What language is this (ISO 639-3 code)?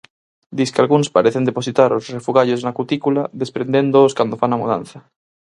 glg